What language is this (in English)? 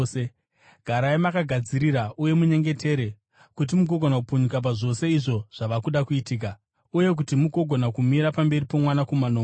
Shona